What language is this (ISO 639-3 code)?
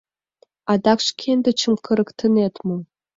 chm